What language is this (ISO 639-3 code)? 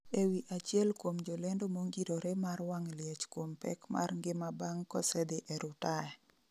luo